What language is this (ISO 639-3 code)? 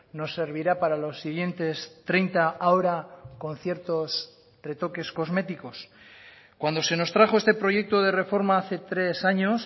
spa